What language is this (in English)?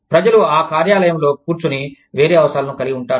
Telugu